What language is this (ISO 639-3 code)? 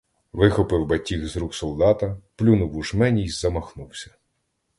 ukr